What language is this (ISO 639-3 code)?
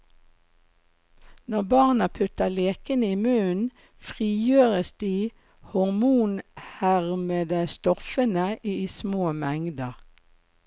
nor